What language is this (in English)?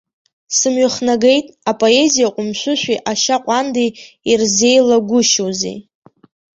Abkhazian